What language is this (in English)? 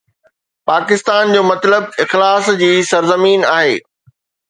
Sindhi